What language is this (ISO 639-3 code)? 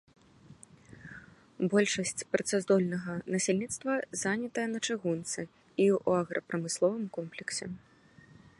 bel